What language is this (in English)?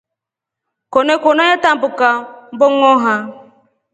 Rombo